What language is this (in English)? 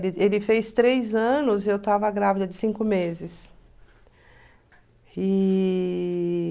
Portuguese